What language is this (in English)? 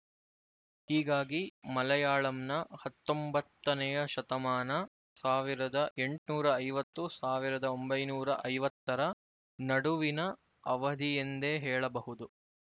Kannada